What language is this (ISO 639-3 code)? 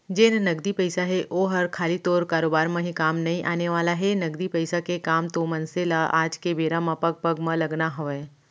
hne